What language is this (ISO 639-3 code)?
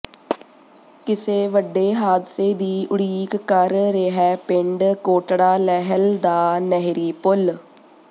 pan